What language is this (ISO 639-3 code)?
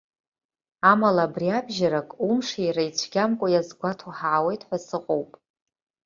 abk